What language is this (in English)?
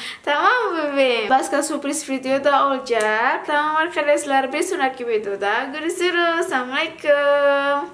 Turkish